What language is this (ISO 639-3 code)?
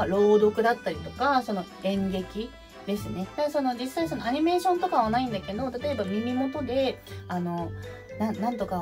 jpn